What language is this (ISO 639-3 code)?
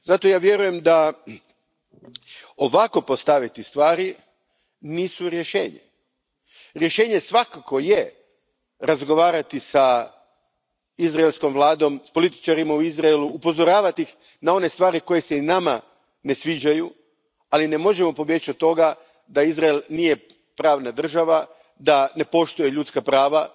hrv